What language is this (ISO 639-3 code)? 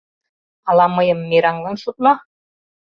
chm